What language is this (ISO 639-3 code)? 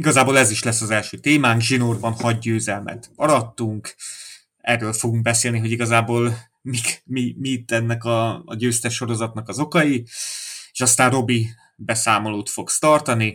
hun